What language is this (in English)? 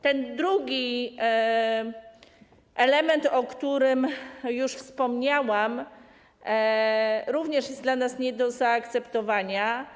Polish